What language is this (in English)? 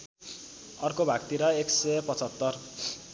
Nepali